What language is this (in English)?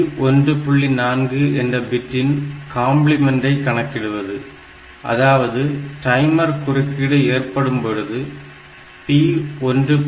Tamil